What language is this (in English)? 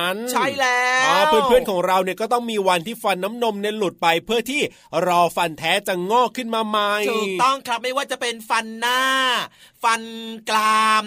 Thai